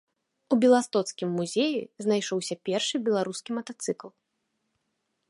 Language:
Belarusian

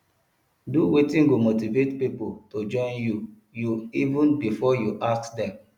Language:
Nigerian Pidgin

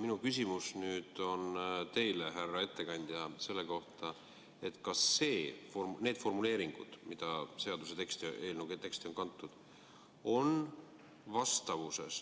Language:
Estonian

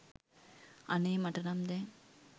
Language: Sinhala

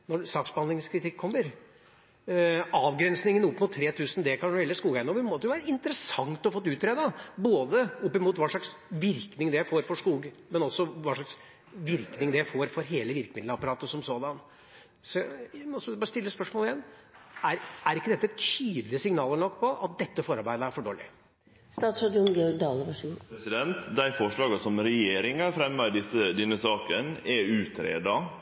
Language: Norwegian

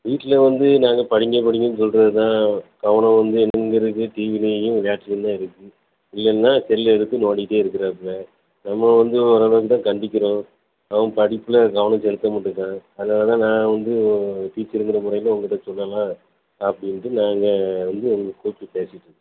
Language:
Tamil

